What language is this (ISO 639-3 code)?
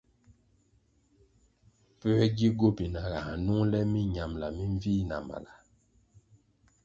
nmg